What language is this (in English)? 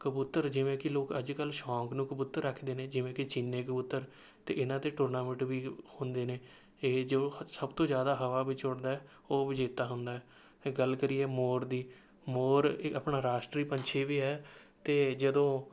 Punjabi